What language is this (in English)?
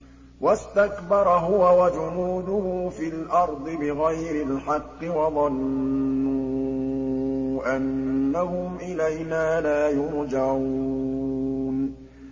Arabic